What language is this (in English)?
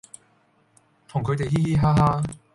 Cantonese